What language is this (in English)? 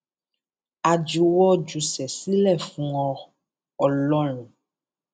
Yoruba